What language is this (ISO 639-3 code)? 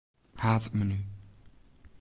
fry